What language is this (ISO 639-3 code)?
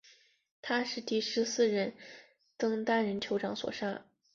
zho